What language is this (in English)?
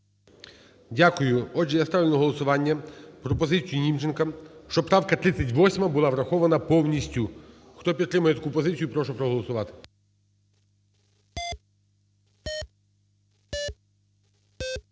Ukrainian